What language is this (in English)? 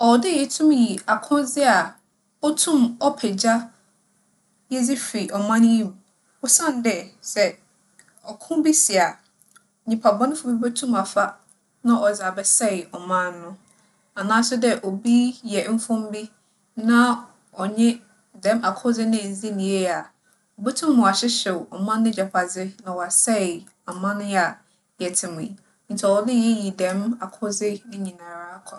Akan